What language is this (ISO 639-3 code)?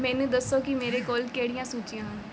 pan